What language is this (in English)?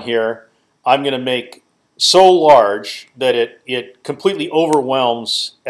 English